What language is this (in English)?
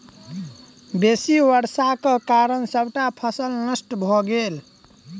Maithili